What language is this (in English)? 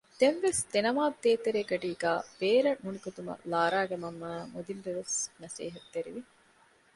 Divehi